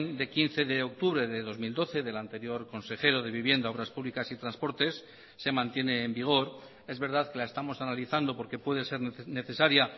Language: Spanish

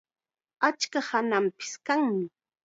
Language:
Chiquián Ancash Quechua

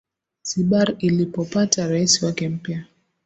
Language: Swahili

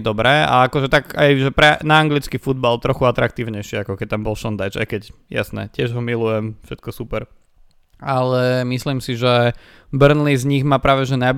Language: Slovak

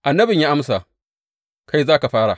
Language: Hausa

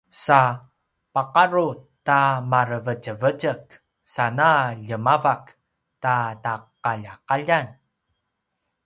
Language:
Paiwan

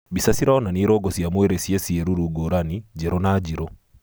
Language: Kikuyu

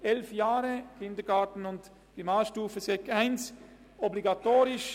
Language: Swiss German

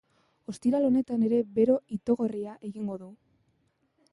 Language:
Basque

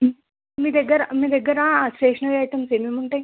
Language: Telugu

